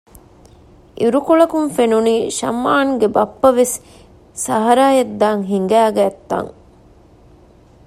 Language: Divehi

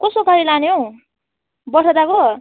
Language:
Nepali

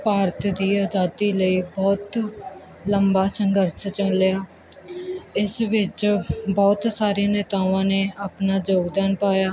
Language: Punjabi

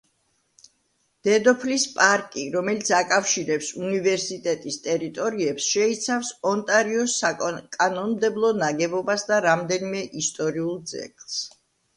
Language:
Georgian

